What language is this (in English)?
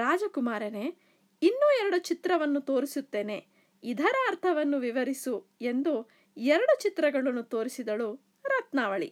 Kannada